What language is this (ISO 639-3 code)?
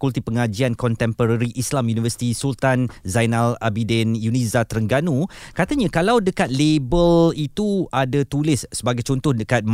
msa